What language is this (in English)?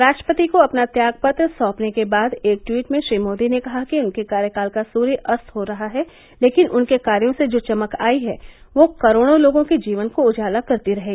Hindi